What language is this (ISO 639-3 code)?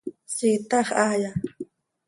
sei